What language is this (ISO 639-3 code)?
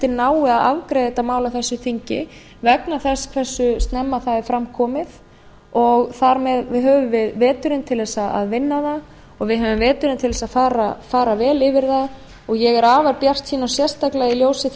isl